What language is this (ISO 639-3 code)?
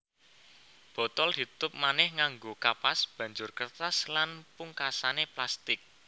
jav